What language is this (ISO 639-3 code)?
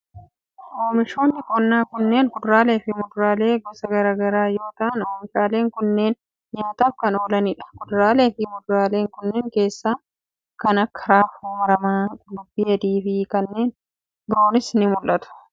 orm